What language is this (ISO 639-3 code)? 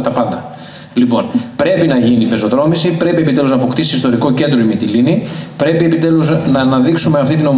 ell